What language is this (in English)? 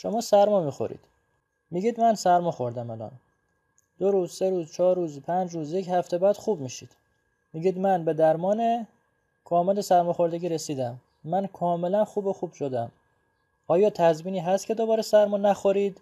Persian